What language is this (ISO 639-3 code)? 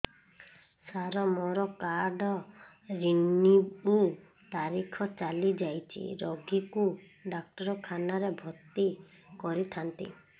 ori